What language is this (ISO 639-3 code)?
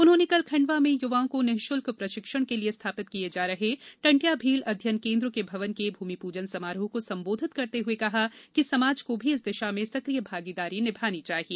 hin